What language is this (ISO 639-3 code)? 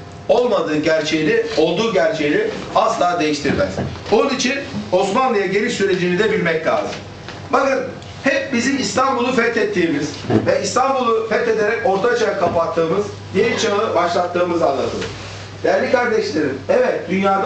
tur